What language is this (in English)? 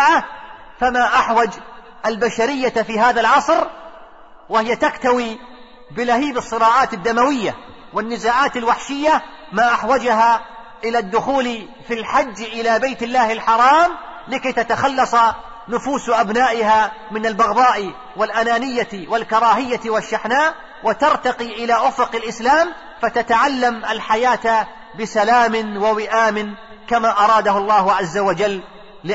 Arabic